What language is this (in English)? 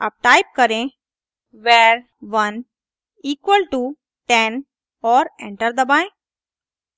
Hindi